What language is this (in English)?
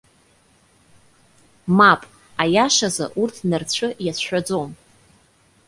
Abkhazian